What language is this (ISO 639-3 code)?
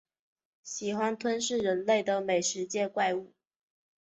zho